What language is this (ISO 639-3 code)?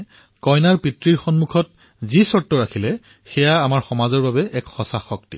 asm